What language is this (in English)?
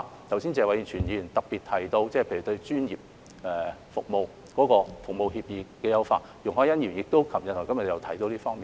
Cantonese